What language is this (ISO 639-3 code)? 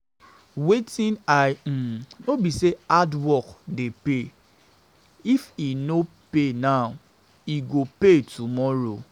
pcm